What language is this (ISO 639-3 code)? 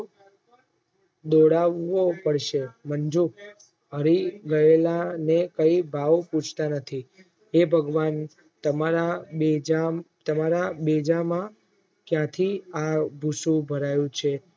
guj